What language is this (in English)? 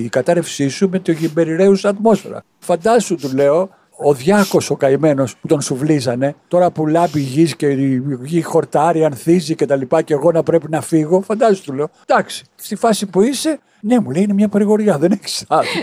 Greek